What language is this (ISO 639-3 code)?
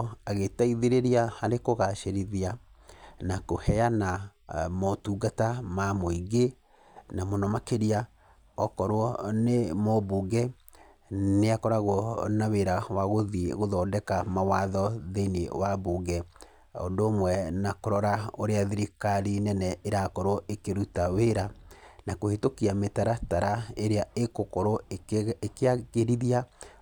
kik